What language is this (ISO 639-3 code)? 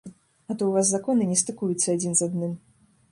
bel